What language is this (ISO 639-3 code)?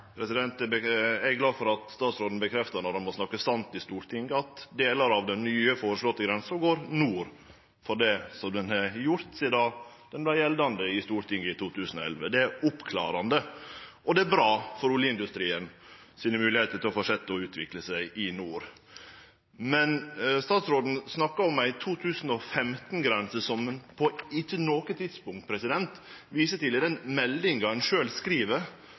nno